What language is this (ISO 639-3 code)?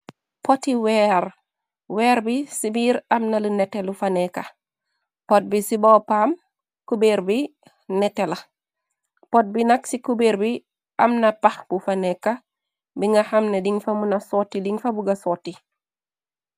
wol